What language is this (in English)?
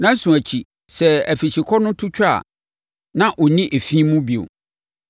Akan